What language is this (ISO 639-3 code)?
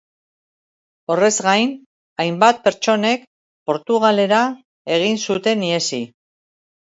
eus